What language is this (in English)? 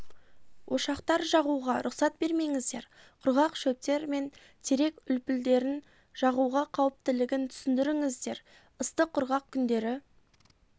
Kazakh